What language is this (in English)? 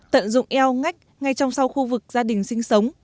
Vietnamese